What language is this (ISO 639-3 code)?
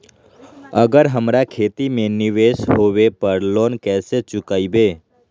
mag